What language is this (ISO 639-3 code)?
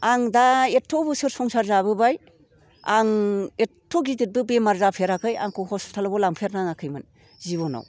brx